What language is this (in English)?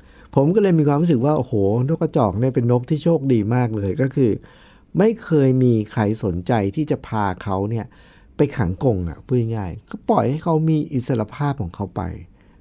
Thai